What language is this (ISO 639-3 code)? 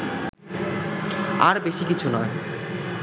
ben